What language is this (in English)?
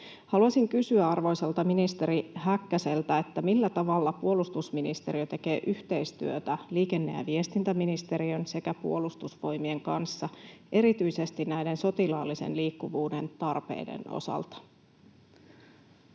Finnish